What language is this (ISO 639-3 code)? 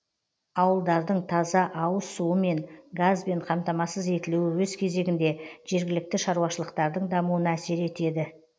kaz